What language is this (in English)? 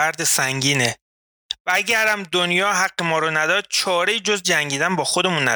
Persian